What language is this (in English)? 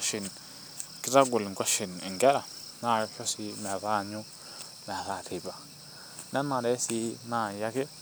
Masai